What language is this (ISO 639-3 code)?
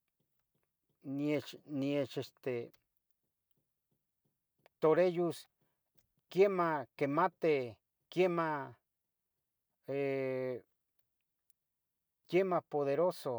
nhg